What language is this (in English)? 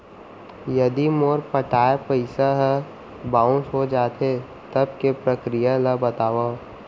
Chhattisgarhi